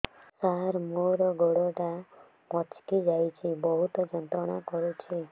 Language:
Odia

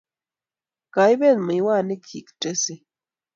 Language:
Kalenjin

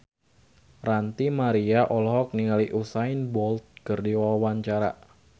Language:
Sundanese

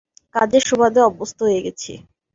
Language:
Bangla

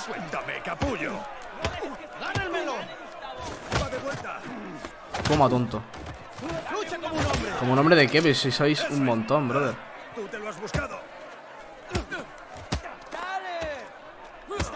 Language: Spanish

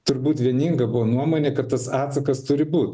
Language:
Lithuanian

